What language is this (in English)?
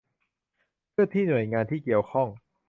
Thai